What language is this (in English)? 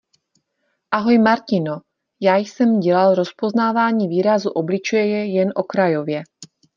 Czech